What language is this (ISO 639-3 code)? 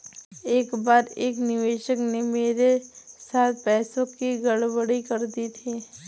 hin